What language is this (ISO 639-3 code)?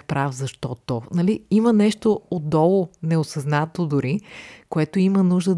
bul